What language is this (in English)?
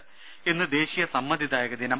Malayalam